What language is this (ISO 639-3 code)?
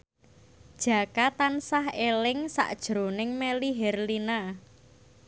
jav